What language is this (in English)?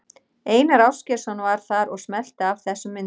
Icelandic